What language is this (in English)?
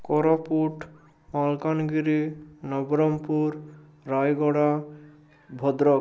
Odia